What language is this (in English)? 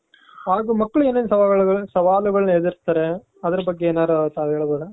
Kannada